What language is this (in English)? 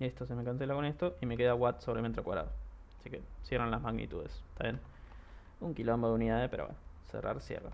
Spanish